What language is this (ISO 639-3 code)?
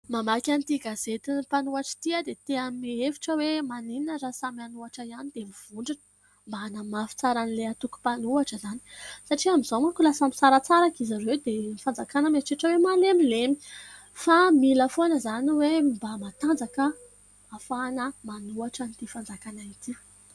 mlg